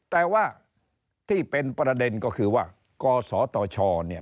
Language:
Thai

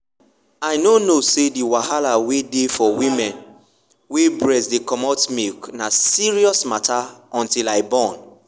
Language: Nigerian Pidgin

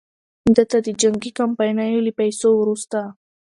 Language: Pashto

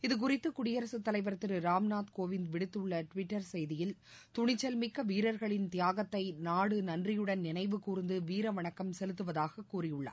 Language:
Tamil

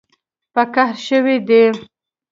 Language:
Pashto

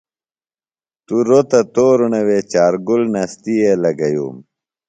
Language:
Phalura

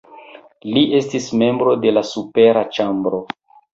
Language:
Esperanto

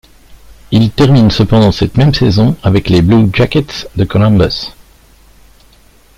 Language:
French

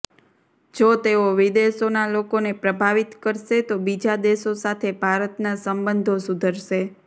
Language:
Gujarati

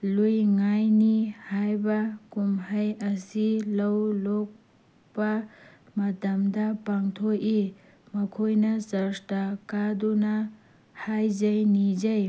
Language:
Manipuri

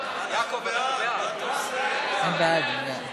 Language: Hebrew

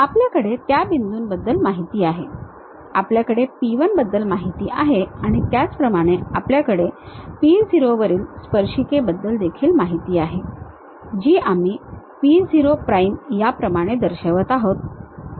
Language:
Marathi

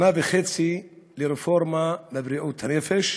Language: Hebrew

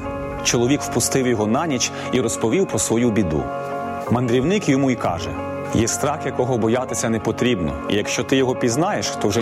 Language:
Ukrainian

